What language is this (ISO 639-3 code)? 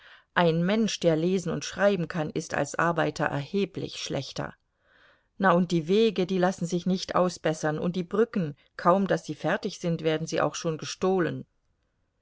deu